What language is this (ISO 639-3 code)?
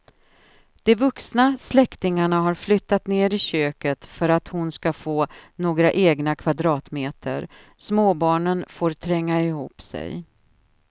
swe